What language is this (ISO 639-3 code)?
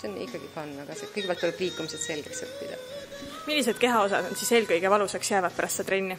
fin